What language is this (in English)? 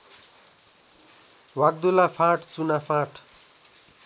Nepali